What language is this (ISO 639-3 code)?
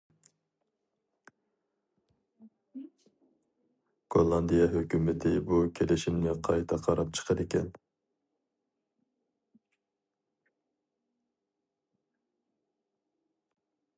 uig